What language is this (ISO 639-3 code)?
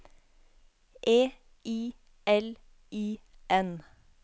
nor